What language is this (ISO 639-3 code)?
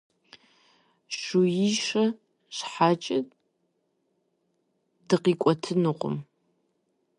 kbd